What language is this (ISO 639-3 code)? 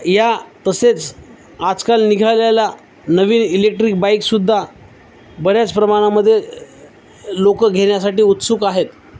mar